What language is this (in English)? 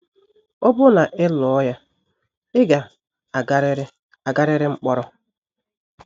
Igbo